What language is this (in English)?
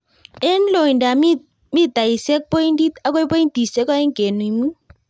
Kalenjin